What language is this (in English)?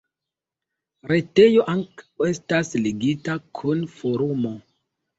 Esperanto